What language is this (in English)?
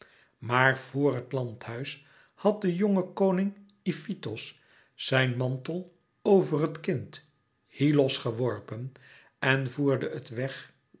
Dutch